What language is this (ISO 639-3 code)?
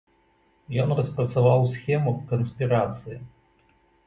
bel